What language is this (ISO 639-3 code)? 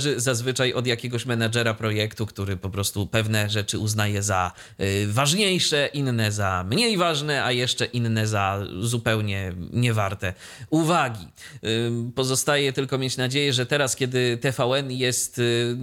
pol